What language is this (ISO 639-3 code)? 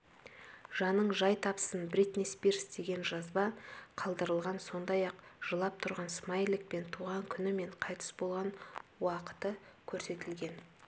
kaz